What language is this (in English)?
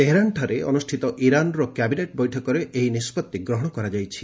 Odia